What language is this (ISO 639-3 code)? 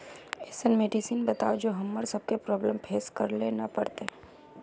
mag